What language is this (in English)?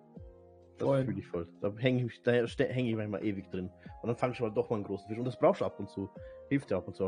German